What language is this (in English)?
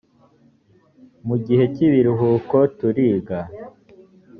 Kinyarwanda